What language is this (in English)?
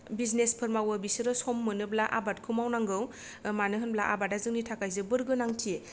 Bodo